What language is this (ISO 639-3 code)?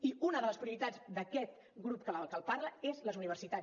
cat